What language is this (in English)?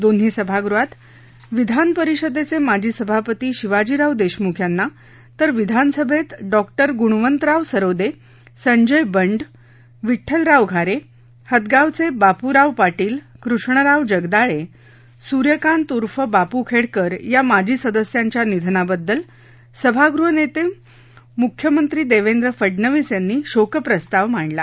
Marathi